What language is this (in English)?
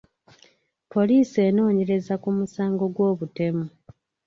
Ganda